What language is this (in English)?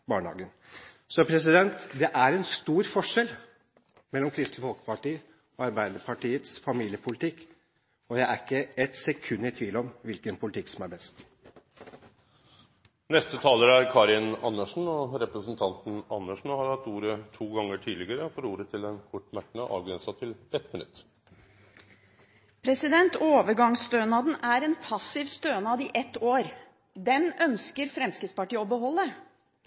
Norwegian